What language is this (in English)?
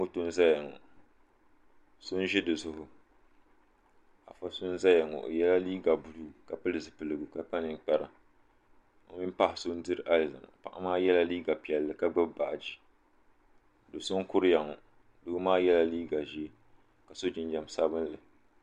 Dagbani